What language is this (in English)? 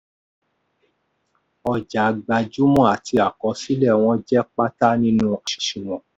Yoruba